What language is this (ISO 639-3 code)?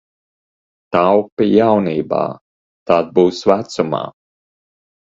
lav